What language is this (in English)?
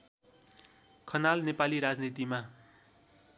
Nepali